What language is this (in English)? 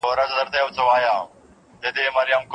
Pashto